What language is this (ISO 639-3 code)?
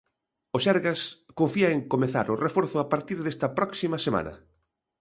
glg